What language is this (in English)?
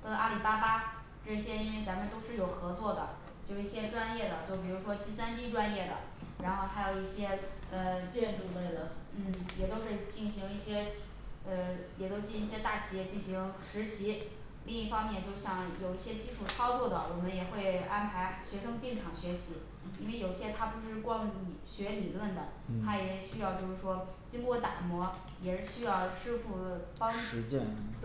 Chinese